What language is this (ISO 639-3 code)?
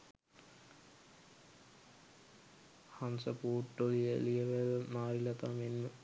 sin